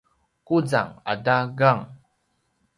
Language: Paiwan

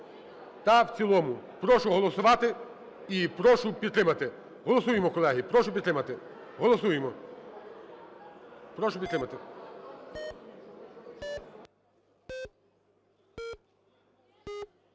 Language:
Ukrainian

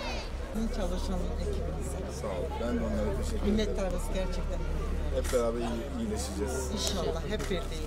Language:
Turkish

